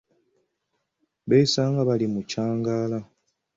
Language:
Ganda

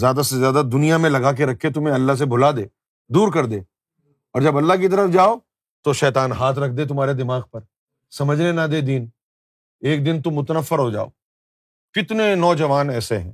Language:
Urdu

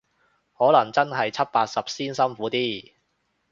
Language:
Cantonese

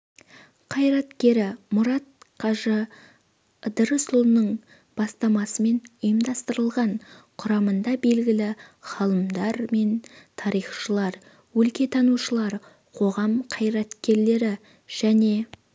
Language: Kazakh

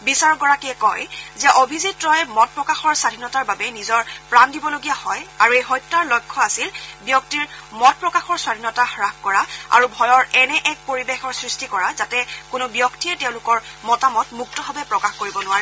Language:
Assamese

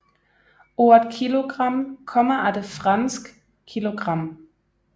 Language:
Danish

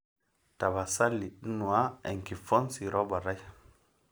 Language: Masai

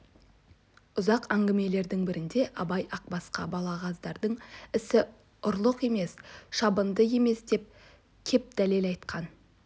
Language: Kazakh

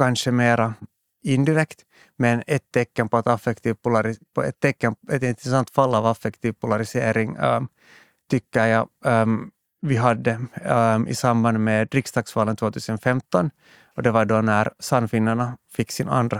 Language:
Swedish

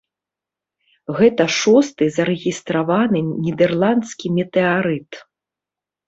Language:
Belarusian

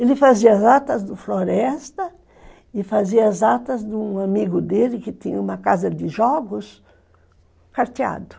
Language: Portuguese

